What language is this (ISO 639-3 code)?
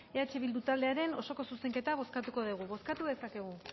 eus